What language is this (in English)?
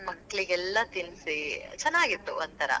Kannada